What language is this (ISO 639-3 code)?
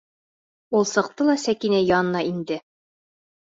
bak